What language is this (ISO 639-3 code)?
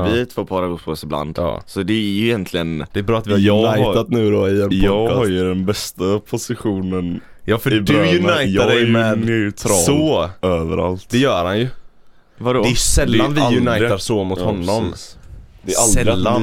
swe